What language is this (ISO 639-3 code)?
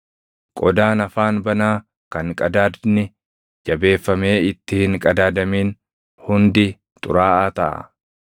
orm